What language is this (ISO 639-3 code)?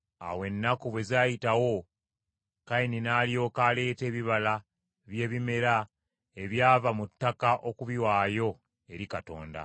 lug